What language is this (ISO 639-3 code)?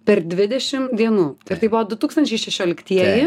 lit